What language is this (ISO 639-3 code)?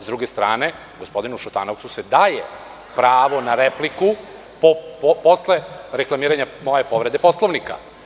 srp